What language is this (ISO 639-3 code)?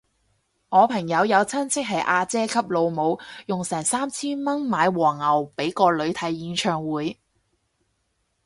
yue